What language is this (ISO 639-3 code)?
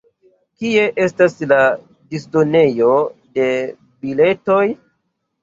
epo